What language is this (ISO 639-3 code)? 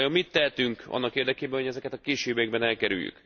hun